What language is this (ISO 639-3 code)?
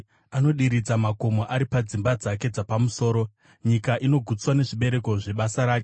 sna